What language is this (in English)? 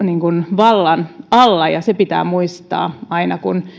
Finnish